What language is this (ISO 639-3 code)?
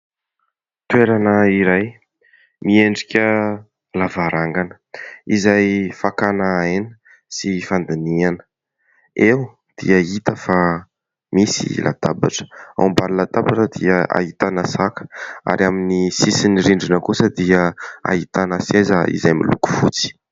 mlg